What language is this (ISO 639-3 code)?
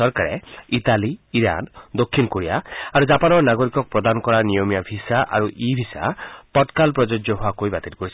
asm